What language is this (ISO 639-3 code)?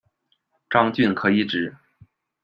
zho